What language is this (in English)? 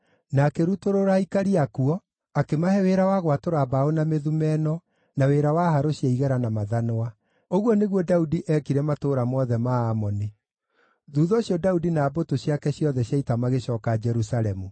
Kikuyu